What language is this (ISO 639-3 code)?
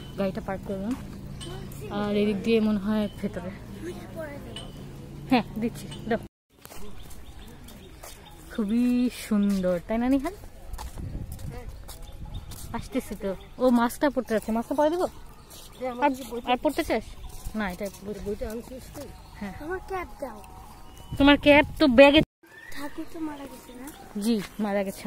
hin